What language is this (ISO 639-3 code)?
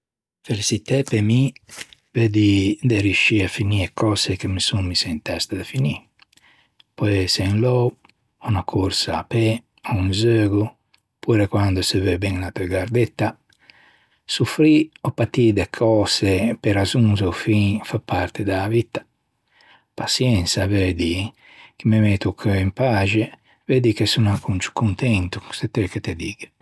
lij